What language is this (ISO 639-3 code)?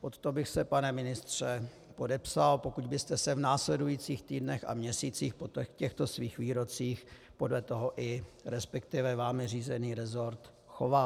ces